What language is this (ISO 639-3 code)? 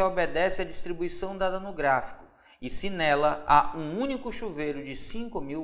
por